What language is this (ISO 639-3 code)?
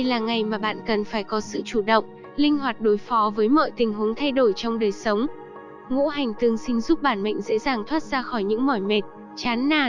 vie